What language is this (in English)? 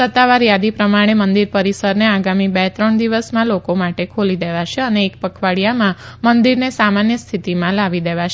Gujarati